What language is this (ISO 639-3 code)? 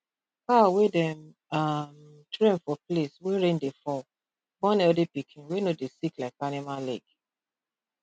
pcm